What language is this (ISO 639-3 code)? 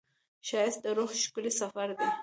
pus